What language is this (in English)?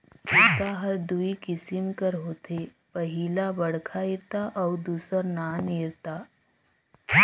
Chhattisgarhi